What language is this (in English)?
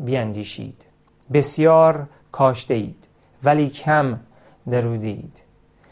Persian